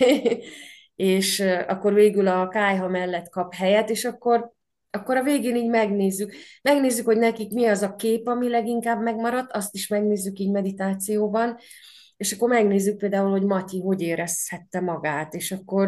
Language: Hungarian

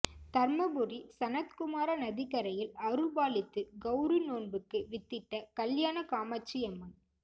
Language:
Tamil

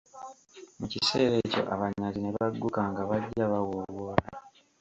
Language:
Ganda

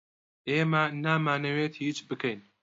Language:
Central Kurdish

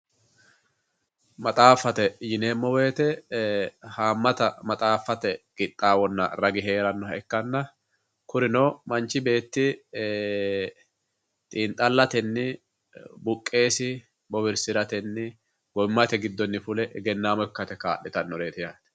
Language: Sidamo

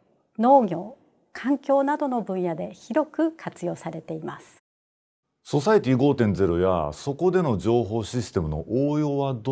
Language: Japanese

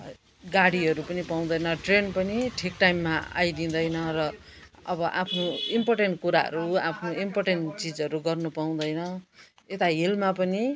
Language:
Nepali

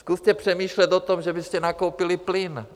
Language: Czech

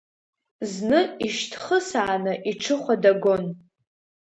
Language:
Abkhazian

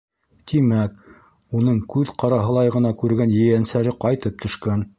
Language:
Bashkir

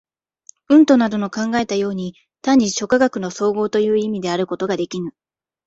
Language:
Japanese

